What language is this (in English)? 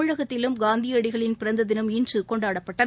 Tamil